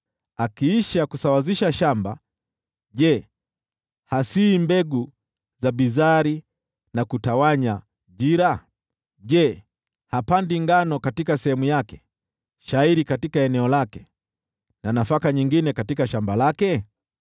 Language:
Swahili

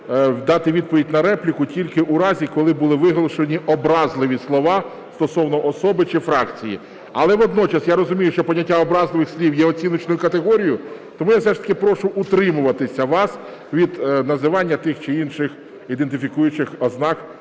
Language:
Ukrainian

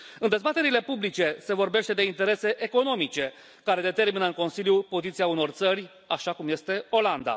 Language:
Romanian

